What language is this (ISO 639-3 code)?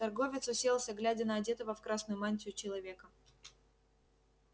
rus